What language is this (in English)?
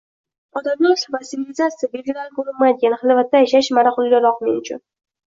Uzbek